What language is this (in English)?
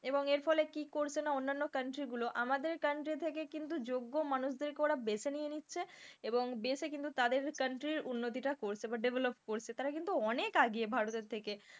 Bangla